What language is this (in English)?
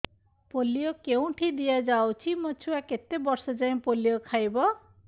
Odia